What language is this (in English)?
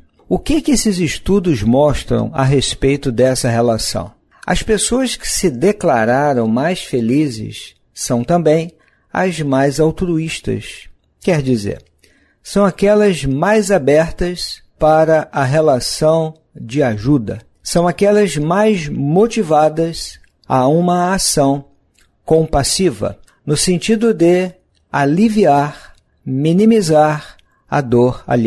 Portuguese